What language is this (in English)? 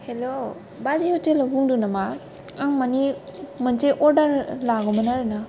Bodo